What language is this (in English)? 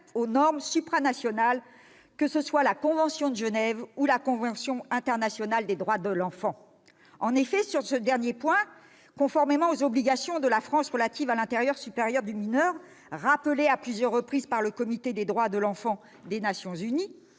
French